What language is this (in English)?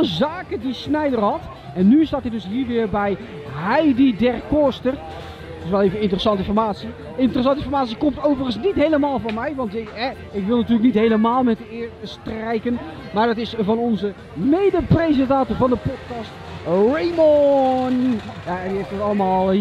Dutch